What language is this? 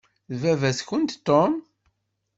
Kabyle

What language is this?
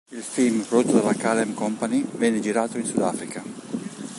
Italian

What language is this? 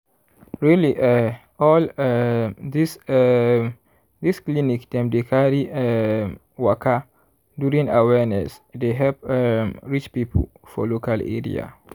Nigerian Pidgin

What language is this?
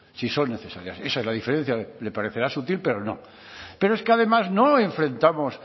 Spanish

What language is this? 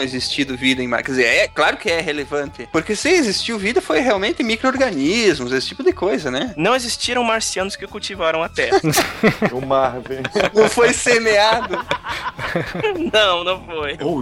Portuguese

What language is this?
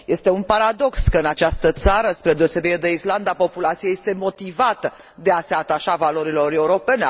Romanian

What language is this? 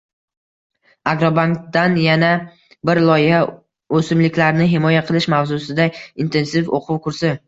Uzbek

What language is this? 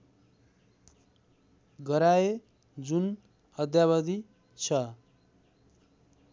Nepali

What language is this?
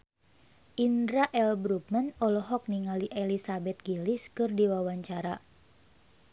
Sundanese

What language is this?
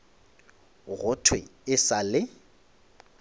Northern Sotho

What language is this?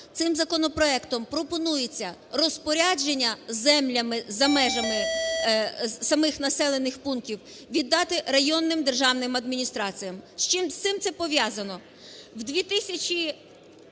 Ukrainian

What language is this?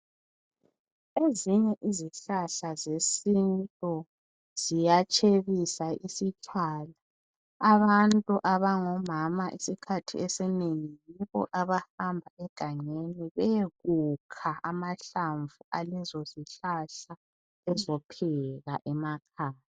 North Ndebele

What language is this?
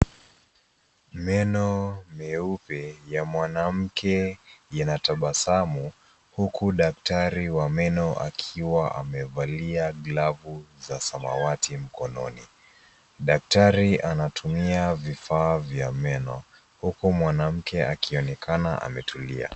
Swahili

